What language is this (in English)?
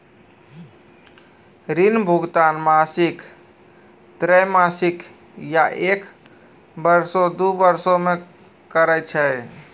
Maithili